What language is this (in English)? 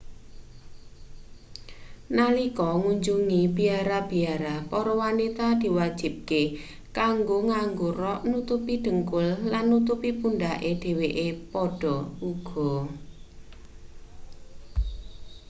Javanese